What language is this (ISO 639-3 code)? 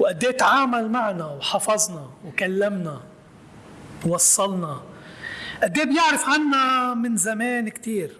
ara